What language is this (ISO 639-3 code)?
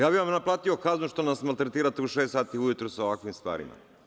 srp